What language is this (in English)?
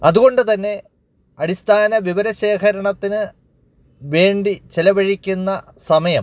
Malayalam